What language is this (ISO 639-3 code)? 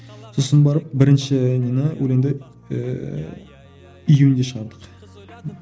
kaz